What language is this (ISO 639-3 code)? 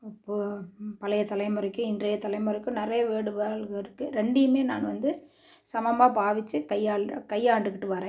tam